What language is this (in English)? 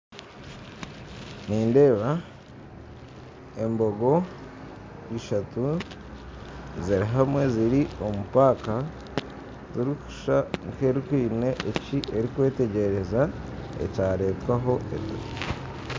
Nyankole